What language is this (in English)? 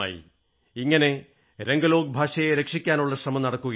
Malayalam